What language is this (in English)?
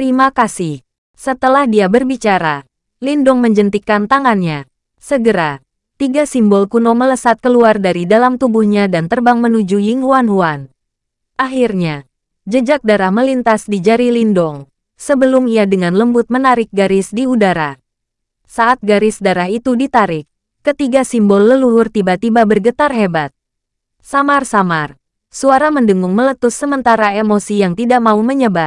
Indonesian